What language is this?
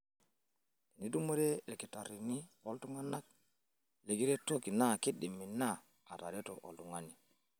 Masai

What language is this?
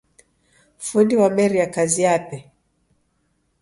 Taita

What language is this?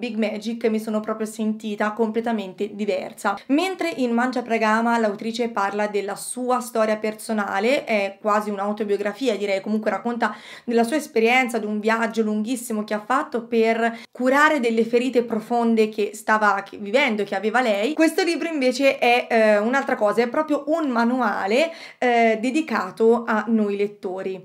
Italian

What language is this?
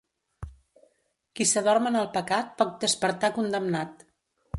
Catalan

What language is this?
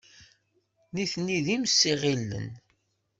Kabyle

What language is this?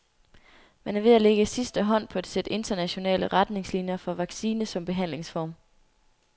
Danish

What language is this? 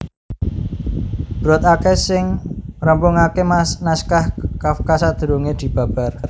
Javanese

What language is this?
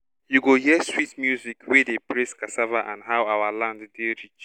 Nigerian Pidgin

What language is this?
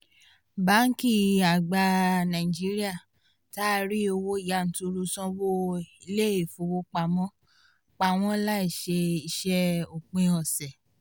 Yoruba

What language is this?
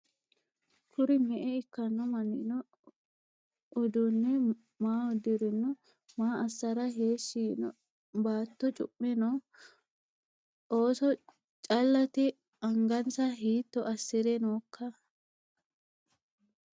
Sidamo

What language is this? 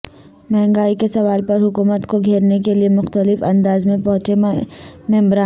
Urdu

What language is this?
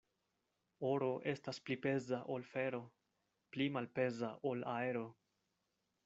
Esperanto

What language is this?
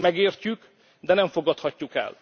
Hungarian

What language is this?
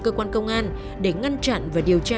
Vietnamese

